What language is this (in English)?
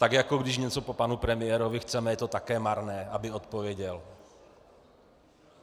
Czech